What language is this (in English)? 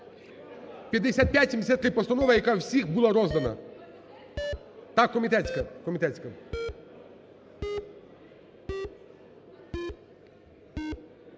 Ukrainian